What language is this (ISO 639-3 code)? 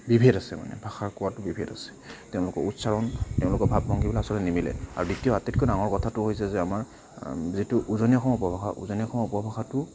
asm